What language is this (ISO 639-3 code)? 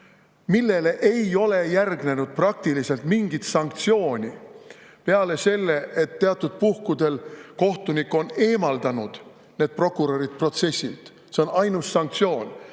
est